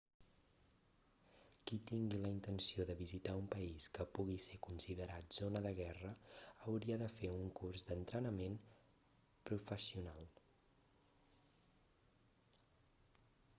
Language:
Catalan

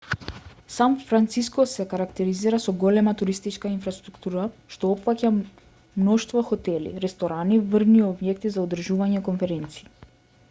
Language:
Macedonian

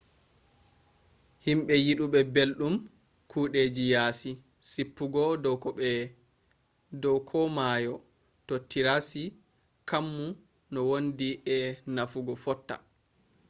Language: Fula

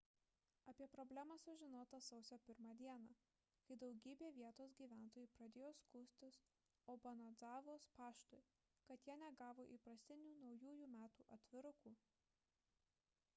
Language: Lithuanian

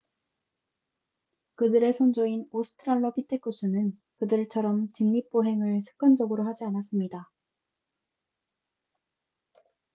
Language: Korean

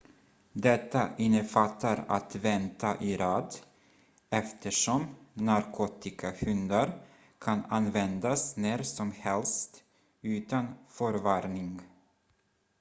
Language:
Swedish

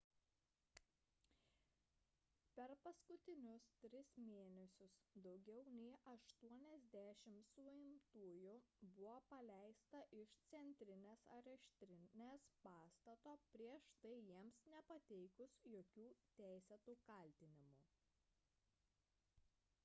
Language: Lithuanian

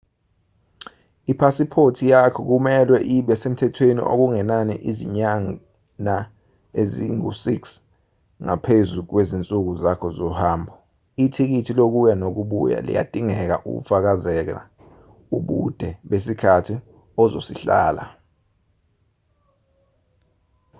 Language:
Zulu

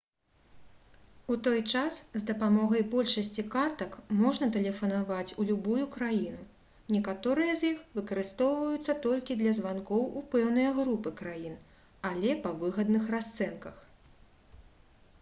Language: Belarusian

